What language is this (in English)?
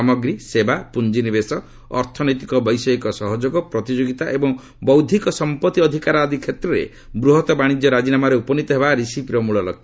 Odia